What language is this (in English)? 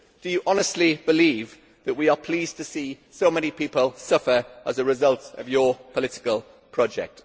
English